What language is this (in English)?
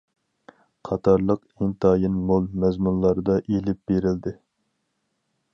Uyghur